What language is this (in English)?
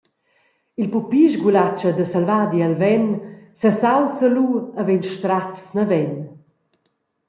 Romansh